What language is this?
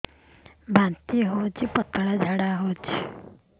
Odia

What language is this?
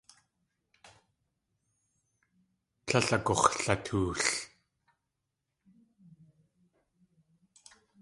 Tlingit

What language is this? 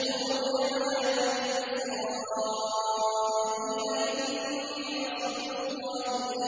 Arabic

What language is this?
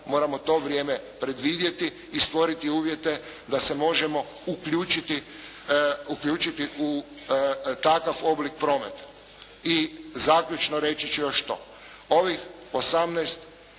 Croatian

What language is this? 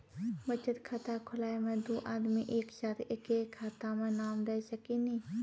Maithili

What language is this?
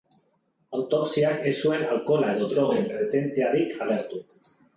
Basque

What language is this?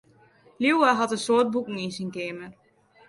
Western Frisian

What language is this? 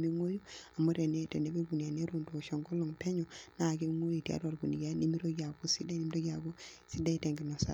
Masai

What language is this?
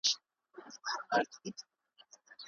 Pashto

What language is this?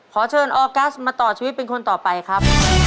Thai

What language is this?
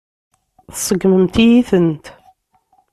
Kabyle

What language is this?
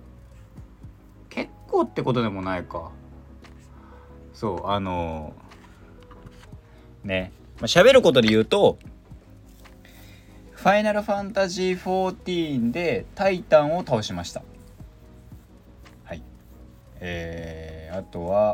Japanese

